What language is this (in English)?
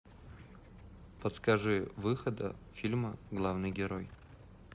Russian